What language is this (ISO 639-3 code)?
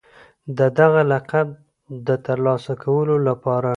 pus